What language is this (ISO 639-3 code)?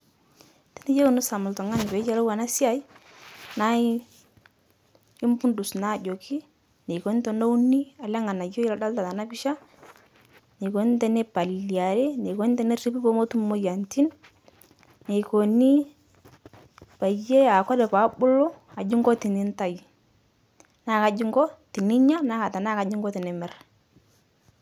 mas